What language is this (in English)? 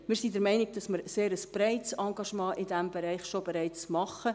Swiss German